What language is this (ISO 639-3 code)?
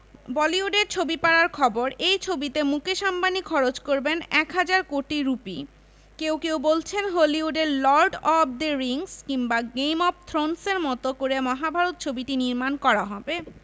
ben